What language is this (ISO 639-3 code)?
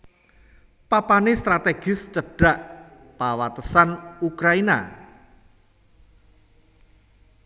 jav